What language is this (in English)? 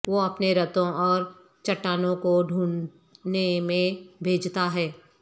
Urdu